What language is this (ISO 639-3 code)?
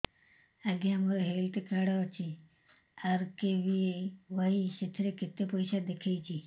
ori